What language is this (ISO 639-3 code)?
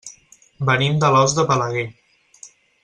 cat